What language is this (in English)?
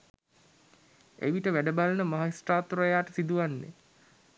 Sinhala